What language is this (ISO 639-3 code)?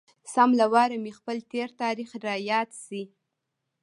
pus